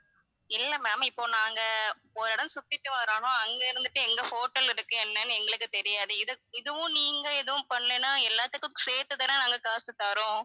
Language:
Tamil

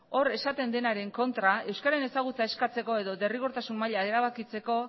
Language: Basque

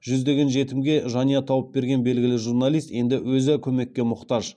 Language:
Kazakh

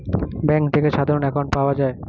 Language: Bangla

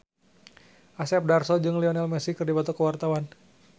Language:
Sundanese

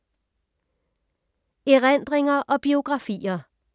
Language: Danish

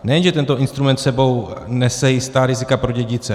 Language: Czech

